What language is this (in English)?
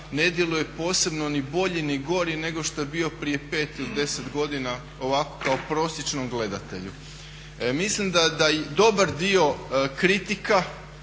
Croatian